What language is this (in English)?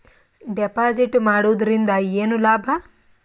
Kannada